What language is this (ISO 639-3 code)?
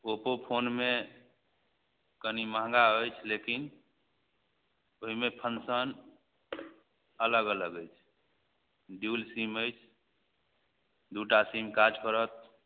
mai